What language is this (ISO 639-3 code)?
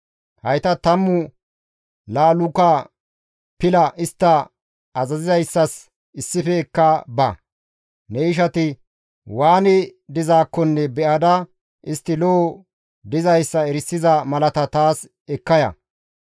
gmv